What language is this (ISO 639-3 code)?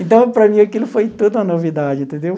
por